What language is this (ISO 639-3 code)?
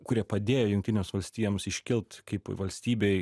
lit